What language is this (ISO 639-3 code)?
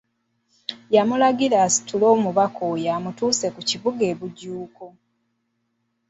lug